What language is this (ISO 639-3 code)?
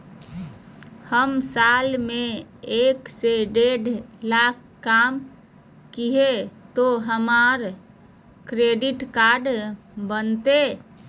mag